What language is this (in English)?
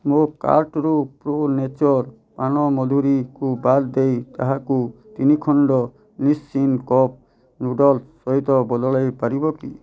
Odia